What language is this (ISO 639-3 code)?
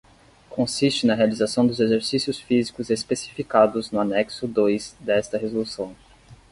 por